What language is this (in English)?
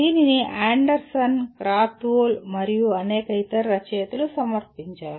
Telugu